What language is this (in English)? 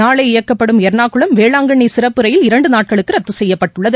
Tamil